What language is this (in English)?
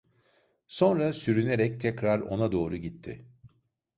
Turkish